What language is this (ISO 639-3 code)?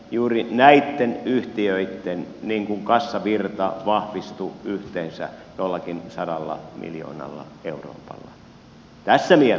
fin